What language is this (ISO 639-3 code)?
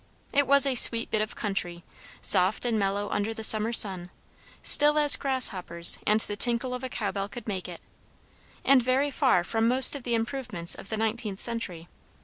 eng